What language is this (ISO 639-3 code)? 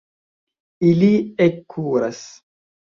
epo